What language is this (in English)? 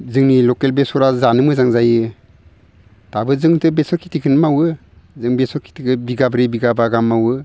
Bodo